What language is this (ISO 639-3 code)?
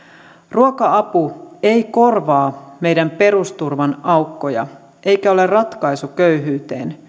fin